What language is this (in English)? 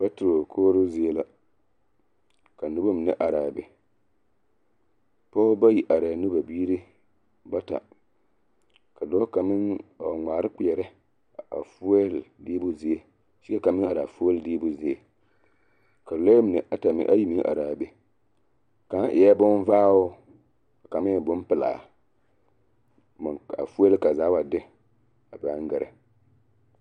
Southern Dagaare